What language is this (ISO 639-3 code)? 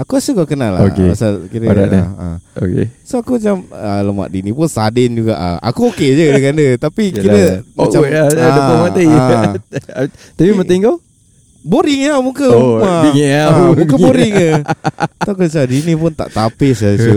msa